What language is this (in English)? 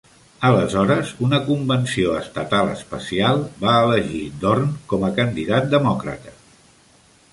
Catalan